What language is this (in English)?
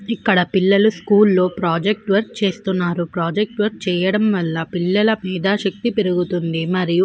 Telugu